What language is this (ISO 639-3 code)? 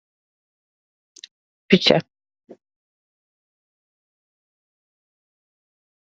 wol